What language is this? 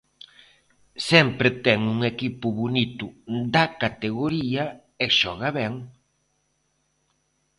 Galician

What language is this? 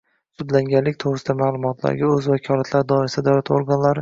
Uzbek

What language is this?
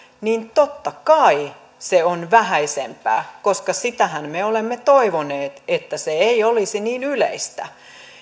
Finnish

